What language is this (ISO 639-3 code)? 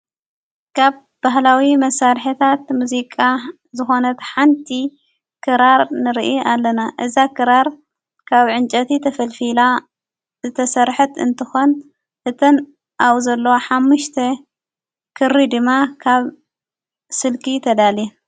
tir